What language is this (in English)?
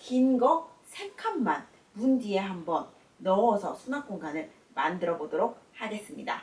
Korean